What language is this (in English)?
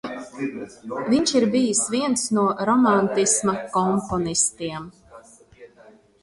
Latvian